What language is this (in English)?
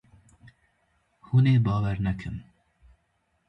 Kurdish